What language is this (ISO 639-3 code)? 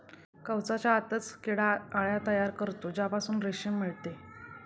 mar